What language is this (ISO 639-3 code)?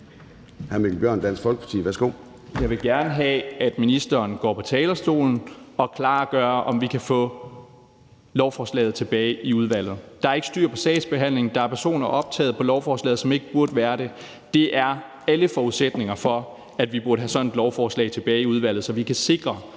dan